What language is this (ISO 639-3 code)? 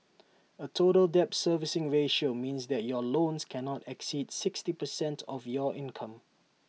eng